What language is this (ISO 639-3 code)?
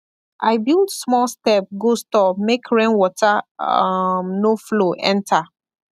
pcm